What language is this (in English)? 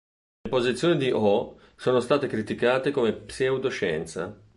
Italian